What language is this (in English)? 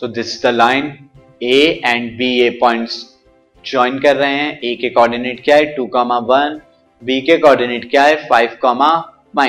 Hindi